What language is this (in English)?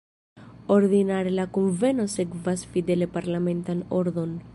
Esperanto